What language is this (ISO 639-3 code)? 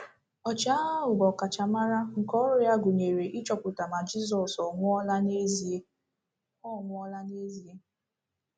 ibo